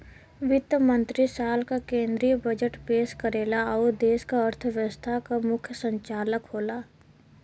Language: Bhojpuri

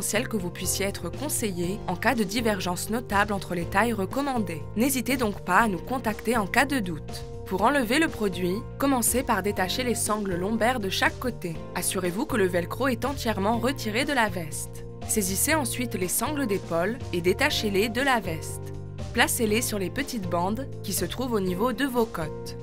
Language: French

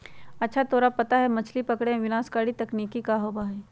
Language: Magahi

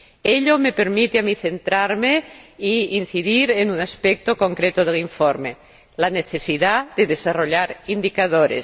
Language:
Spanish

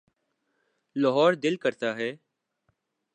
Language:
Urdu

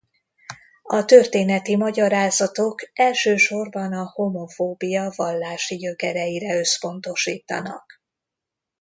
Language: Hungarian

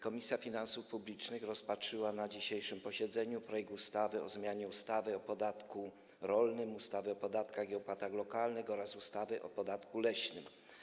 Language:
Polish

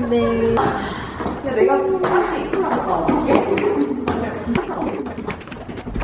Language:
Korean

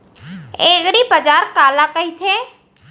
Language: Chhattisgarhi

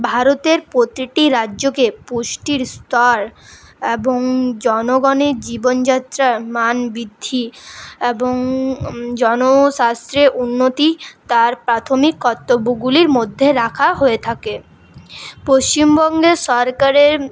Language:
Bangla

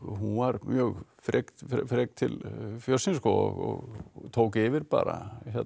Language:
Icelandic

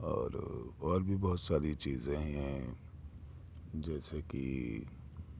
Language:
Urdu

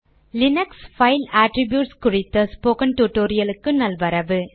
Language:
Tamil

